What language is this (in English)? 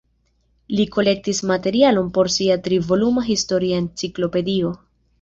Esperanto